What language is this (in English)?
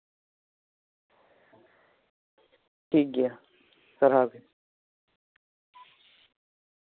Santali